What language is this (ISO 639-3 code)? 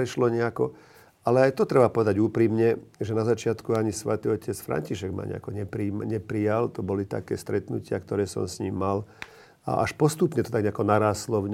slk